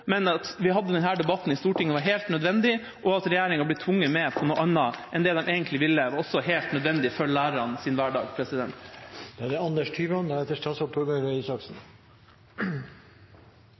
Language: Norwegian Bokmål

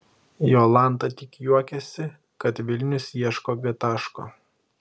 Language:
Lithuanian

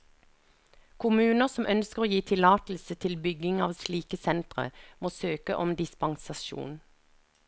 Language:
Norwegian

